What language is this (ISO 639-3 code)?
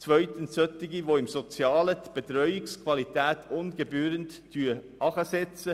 gsw